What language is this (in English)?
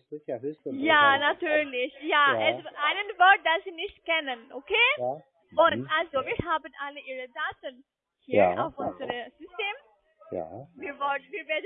German